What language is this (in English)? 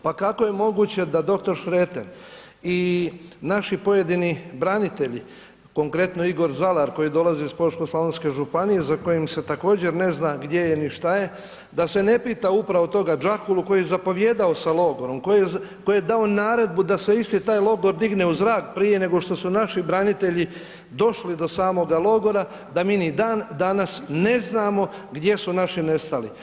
Croatian